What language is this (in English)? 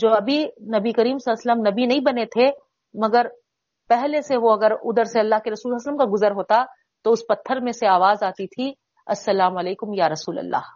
Urdu